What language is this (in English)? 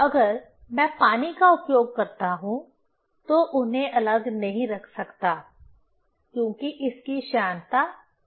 Hindi